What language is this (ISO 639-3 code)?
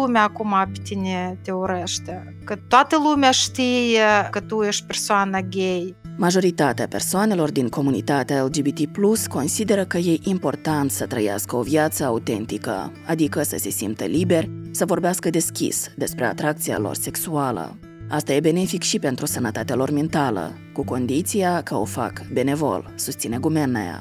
ron